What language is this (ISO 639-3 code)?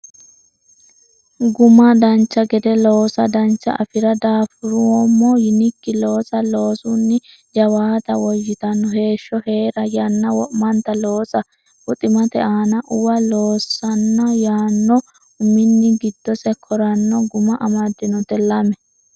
sid